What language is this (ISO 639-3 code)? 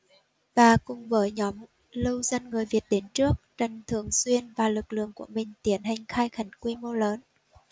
vie